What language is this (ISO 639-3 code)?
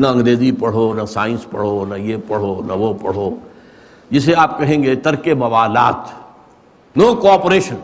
urd